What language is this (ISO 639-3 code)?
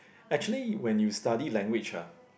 eng